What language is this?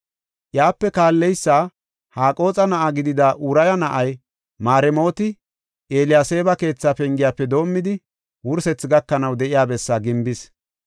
Gofa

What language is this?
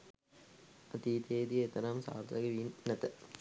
Sinhala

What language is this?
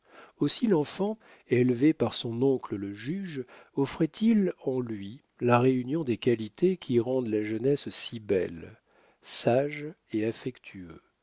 French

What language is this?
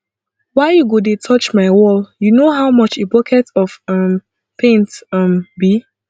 Nigerian Pidgin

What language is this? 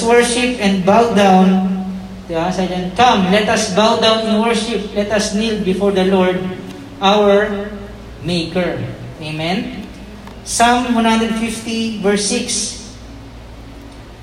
Filipino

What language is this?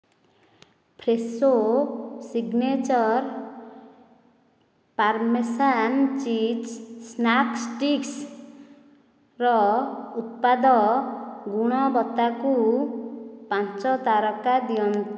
Odia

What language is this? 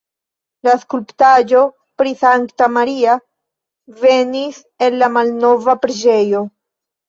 Esperanto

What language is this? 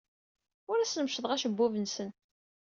Kabyle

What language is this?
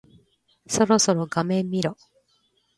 Japanese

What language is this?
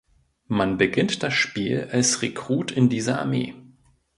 German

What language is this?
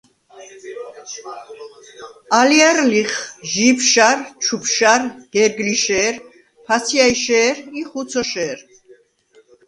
Svan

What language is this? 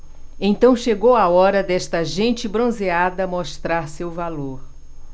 Portuguese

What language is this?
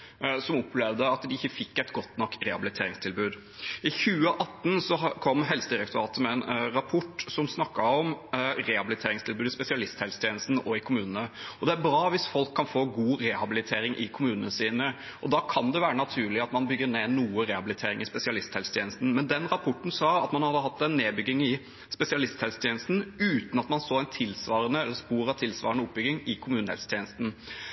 Norwegian Bokmål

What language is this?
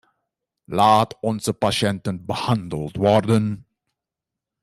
Dutch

